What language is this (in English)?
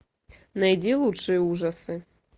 Russian